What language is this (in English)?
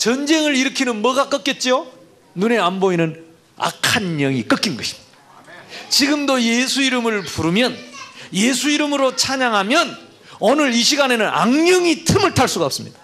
Korean